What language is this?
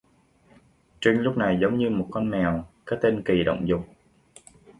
Vietnamese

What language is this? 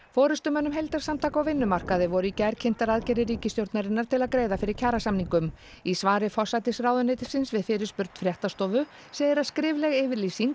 Icelandic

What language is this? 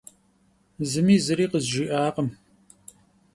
Kabardian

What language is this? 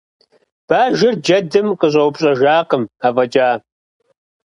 Kabardian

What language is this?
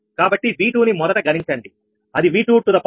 Telugu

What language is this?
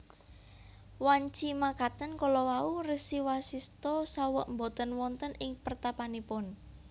Javanese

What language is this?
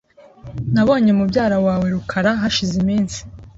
Kinyarwanda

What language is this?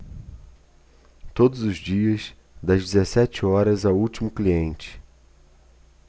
Portuguese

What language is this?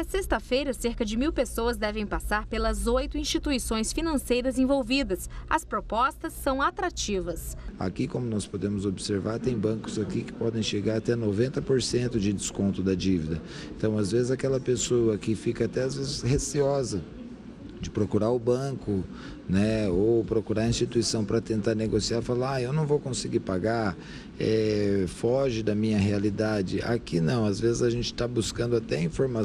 Portuguese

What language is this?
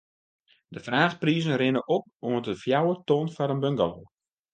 Western Frisian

